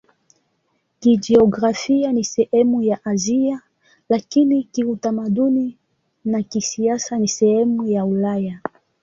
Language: Swahili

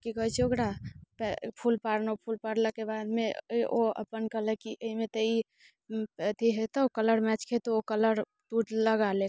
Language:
Maithili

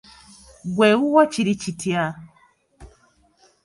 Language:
Ganda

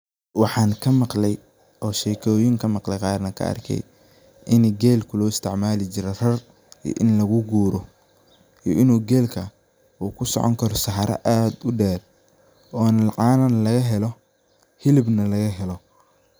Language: Somali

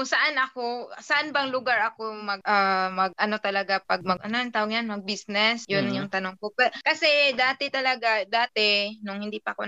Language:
Filipino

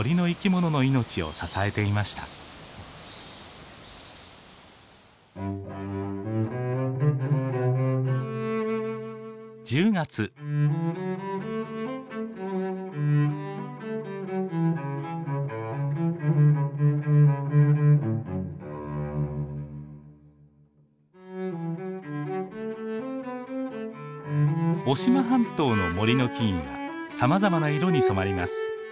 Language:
Japanese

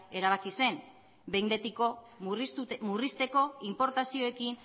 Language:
Basque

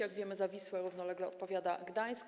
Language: Polish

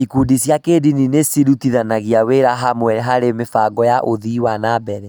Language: Kikuyu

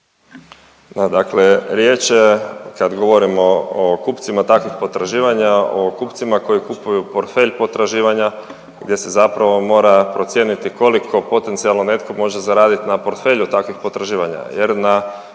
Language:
Croatian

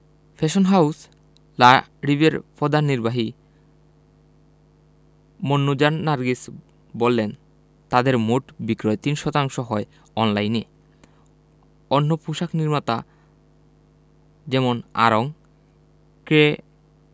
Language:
Bangla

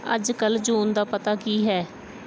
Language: Punjabi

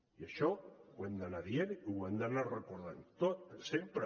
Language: Catalan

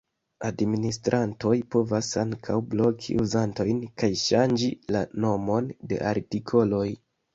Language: Esperanto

